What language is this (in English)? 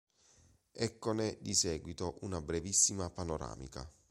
Italian